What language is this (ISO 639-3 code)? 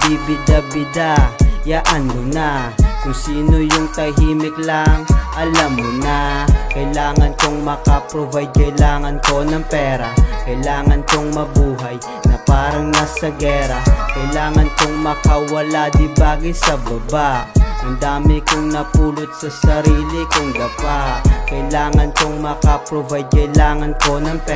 fil